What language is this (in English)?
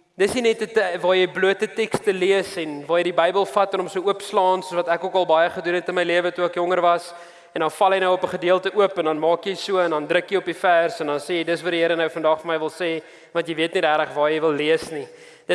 Dutch